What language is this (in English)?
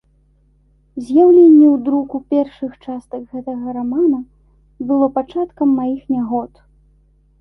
Belarusian